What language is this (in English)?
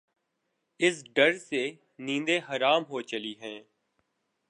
Urdu